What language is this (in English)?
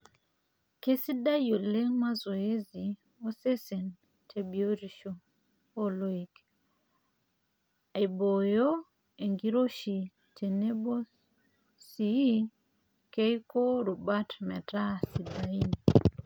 Masai